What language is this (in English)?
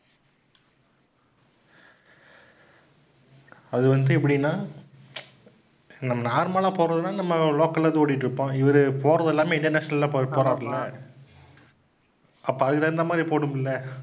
Tamil